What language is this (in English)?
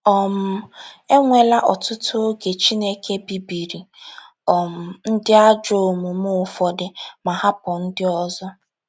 Igbo